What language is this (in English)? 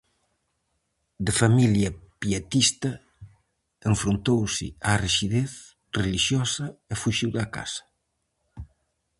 Galician